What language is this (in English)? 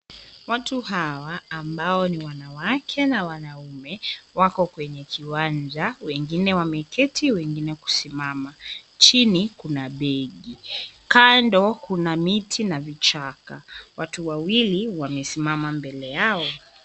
Swahili